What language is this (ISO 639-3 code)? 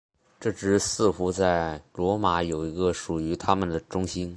zho